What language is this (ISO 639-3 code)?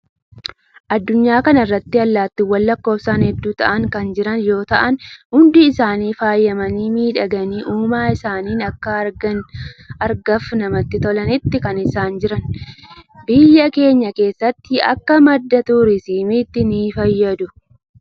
orm